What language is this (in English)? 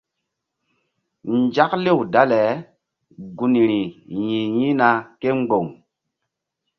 Mbum